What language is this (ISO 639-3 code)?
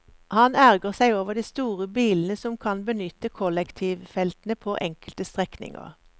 nor